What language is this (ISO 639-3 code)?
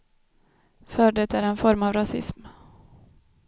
swe